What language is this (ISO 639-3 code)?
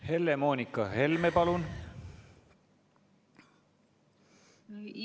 est